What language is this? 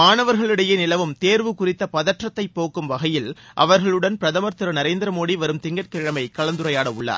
Tamil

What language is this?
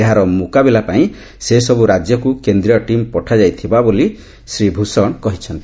Odia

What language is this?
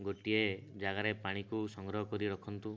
Odia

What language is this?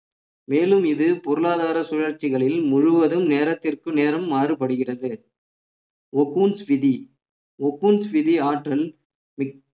Tamil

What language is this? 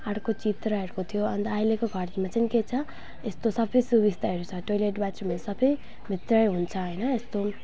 Nepali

